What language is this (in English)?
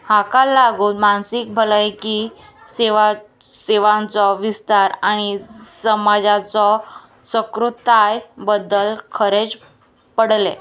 Konkani